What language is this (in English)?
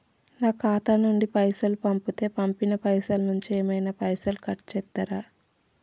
Telugu